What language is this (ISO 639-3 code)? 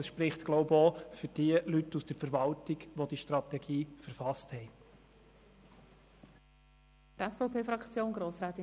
gsw